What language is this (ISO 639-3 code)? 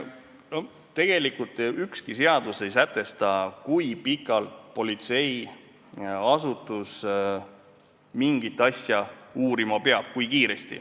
est